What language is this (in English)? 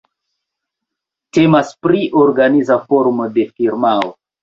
Esperanto